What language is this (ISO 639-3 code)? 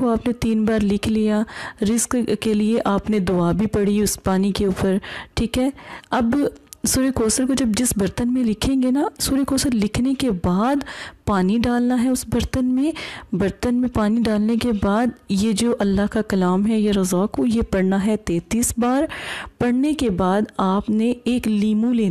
hin